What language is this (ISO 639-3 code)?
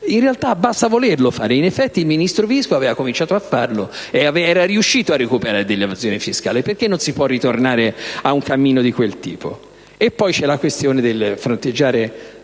ita